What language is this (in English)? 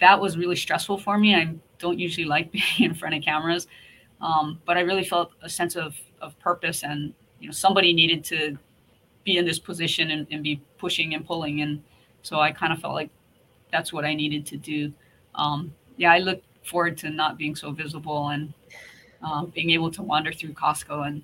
English